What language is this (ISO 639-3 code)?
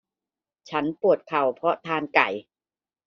tha